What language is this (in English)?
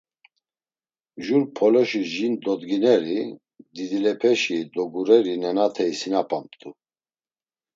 Laz